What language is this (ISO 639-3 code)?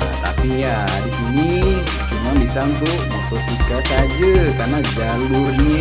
ind